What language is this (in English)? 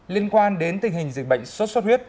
Vietnamese